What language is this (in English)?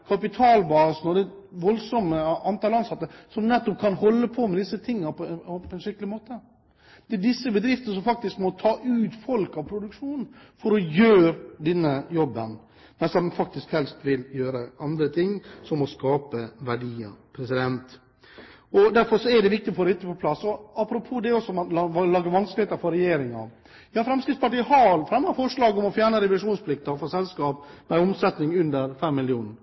Norwegian Bokmål